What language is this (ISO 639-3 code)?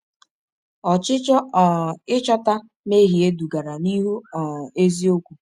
ibo